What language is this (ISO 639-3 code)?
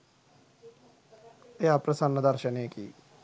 sin